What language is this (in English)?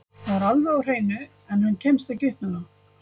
Icelandic